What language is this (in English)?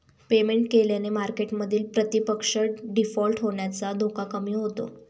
Marathi